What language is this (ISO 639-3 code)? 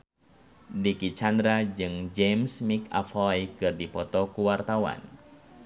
sun